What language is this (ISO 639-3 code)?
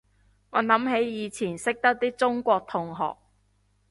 yue